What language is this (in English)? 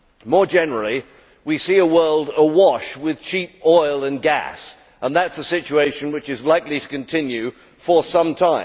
English